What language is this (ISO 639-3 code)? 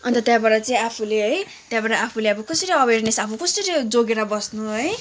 nep